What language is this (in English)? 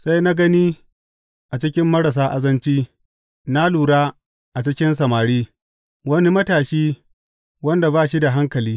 Hausa